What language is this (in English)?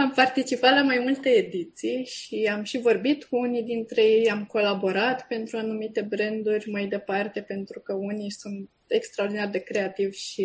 Romanian